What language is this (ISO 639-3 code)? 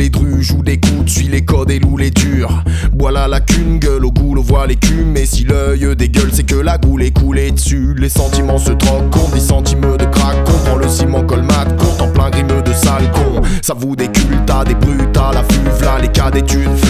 fra